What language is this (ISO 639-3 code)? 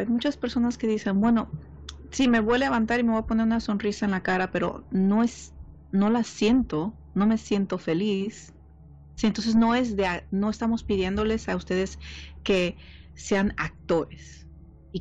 spa